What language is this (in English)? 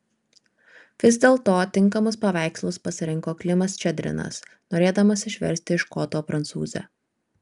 Lithuanian